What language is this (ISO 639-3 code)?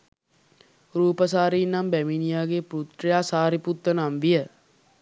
sin